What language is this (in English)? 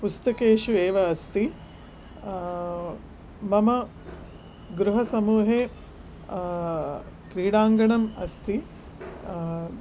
Sanskrit